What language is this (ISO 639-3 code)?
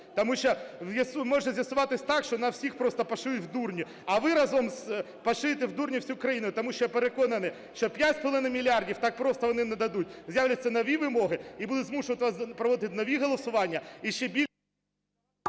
ukr